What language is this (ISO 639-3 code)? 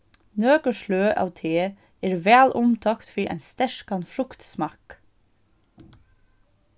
fao